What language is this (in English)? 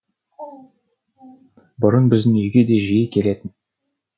Kazakh